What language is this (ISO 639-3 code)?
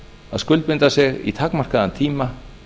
isl